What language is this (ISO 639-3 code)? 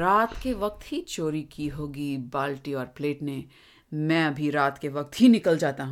hin